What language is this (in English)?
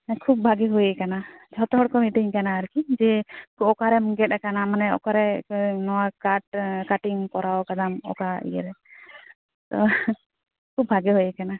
Santali